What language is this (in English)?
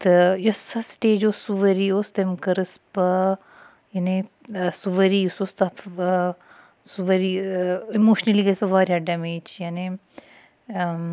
Kashmiri